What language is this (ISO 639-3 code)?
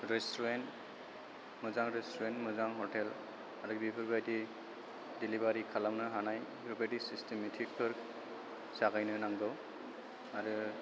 brx